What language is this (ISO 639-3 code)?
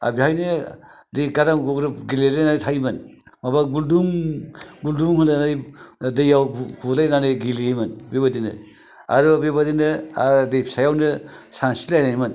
brx